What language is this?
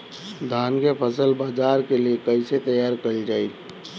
Bhojpuri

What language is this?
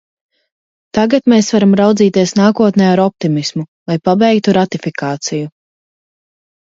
Latvian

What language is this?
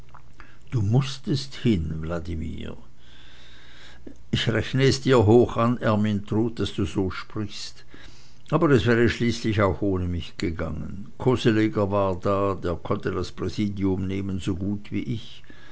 German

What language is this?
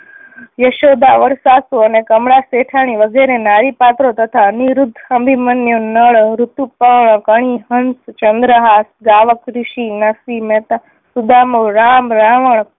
Gujarati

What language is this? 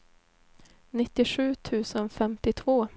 Swedish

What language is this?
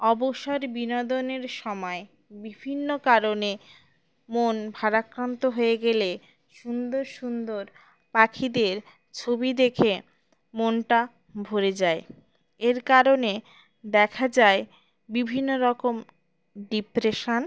Bangla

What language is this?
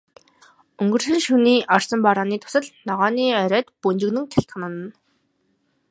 Mongolian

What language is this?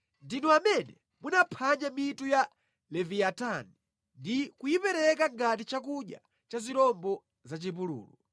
Nyanja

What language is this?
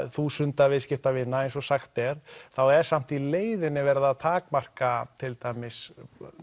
Icelandic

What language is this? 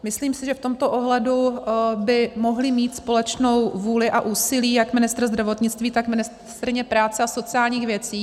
Czech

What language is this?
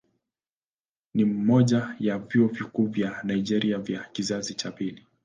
Swahili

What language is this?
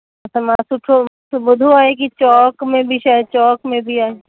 Sindhi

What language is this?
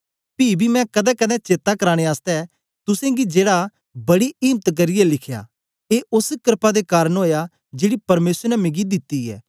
Dogri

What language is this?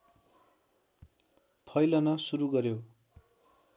Nepali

